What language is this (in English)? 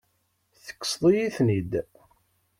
Kabyle